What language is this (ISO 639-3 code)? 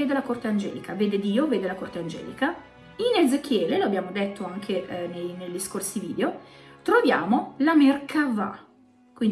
ita